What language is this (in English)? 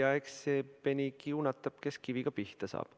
Estonian